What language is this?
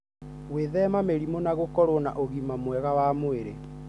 Kikuyu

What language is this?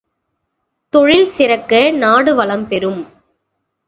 Tamil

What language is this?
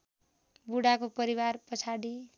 Nepali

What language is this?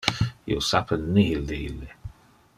Interlingua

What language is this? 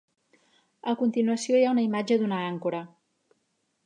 Catalan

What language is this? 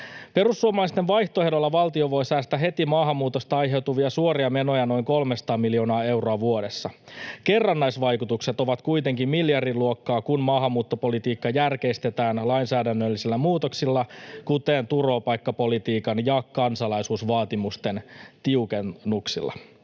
Finnish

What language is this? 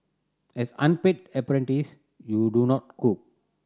English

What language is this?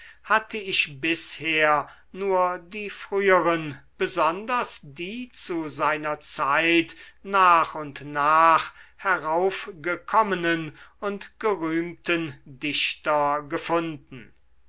German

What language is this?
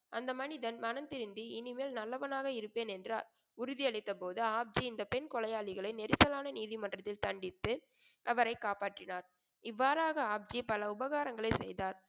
Tamil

